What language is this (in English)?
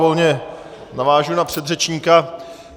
Czech